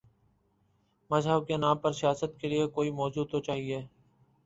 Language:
Urdu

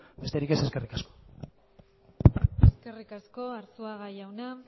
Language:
Basque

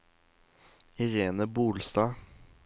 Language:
Norwegian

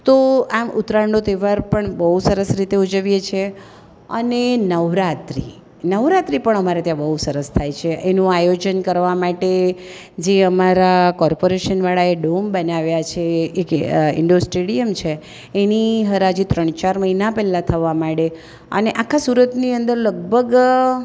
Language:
Gujarati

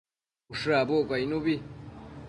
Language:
Matsés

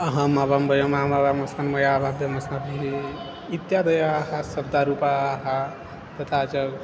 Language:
Sanskrit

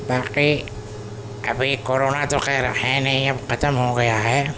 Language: Urdu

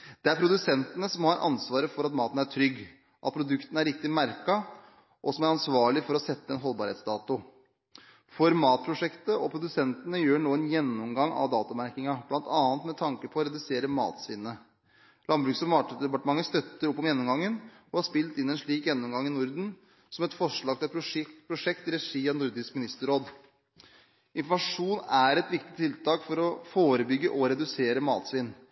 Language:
Norwegian Bokmål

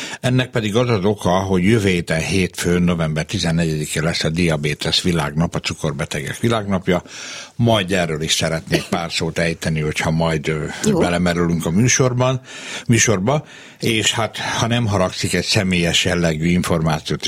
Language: Hungarian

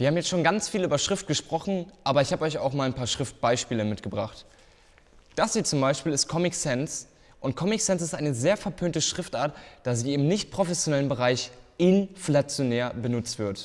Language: German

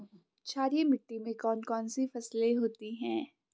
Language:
Hindi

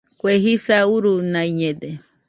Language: Nüpode Huitoto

